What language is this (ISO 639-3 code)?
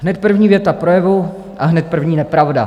ces